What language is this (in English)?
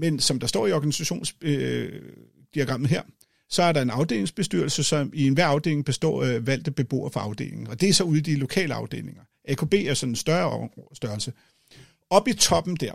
Danish